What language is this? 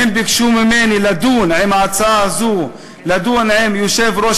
Hebrew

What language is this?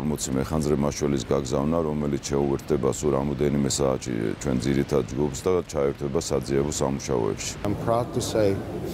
Romanian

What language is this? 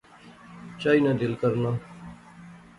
Pahari-Potwari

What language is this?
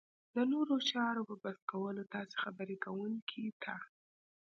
Pashto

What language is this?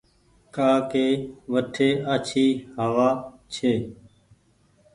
Goaria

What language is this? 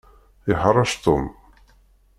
Kabyle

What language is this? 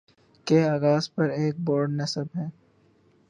Urdu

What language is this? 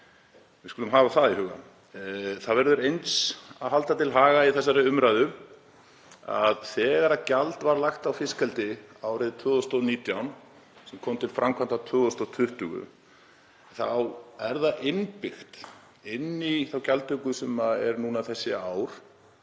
Icelandic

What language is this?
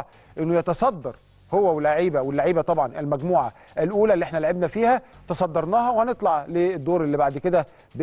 Arabic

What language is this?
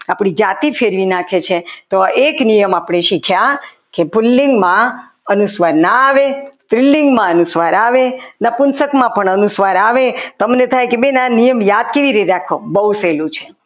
Gujarati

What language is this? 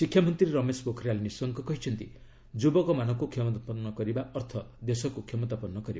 Odia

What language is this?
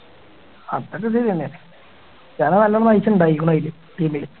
Malayalam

